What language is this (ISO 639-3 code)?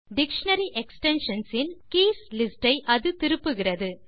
tam